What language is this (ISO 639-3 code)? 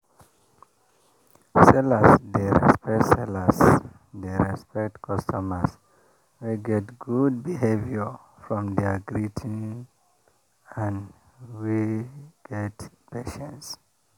pcm